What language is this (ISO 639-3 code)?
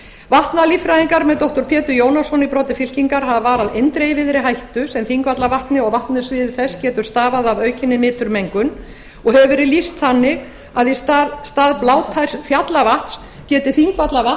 isl